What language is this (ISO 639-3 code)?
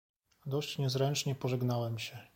pol